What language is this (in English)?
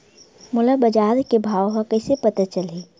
Chhattisgarhi